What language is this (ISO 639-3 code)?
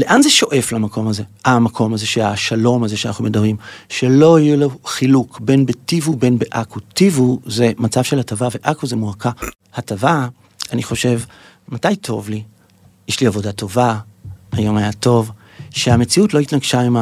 heb